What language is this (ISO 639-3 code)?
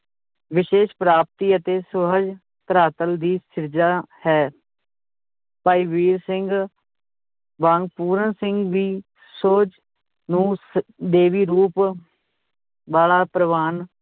pan